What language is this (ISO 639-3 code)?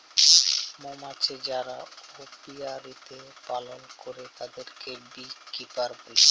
ben